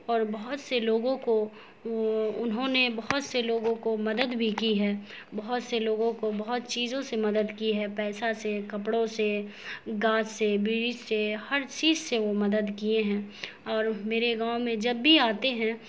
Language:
Urdu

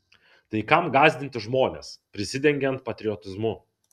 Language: Lithuanian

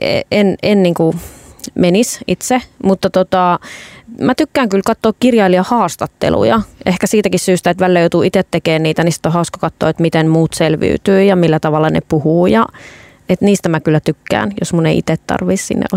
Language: Finnish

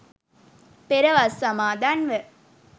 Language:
Sinhala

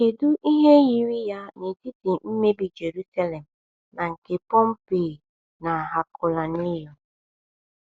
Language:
Igbo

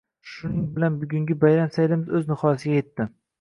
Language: Uzbek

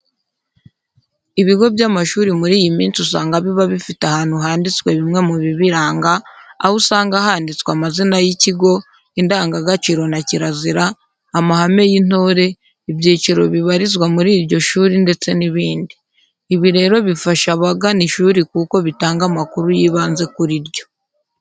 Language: Kinyarwanda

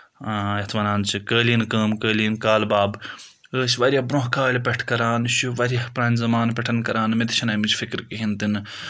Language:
Kashmiri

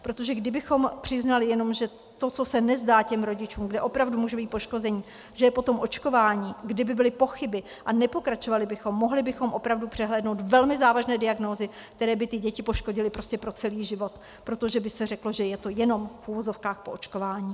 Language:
Czech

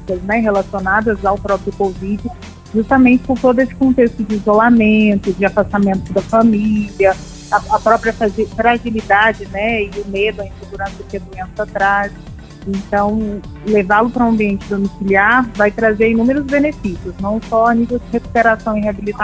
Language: Portuguese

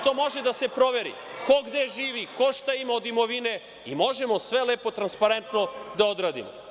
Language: Serbian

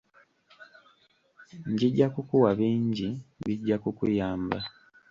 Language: Ganda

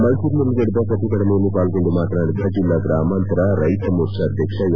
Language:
Kannada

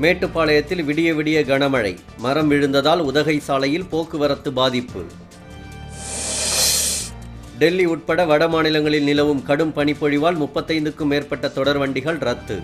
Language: Turkish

